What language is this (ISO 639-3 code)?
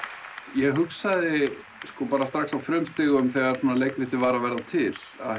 isl